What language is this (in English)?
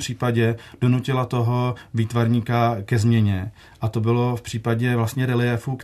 Czech